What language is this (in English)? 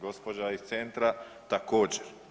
Croatian